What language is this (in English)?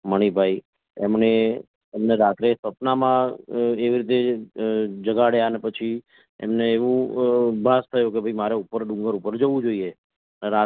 Gujarati